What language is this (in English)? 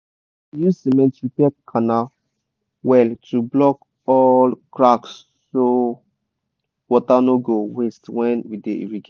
Nigerian Pidgin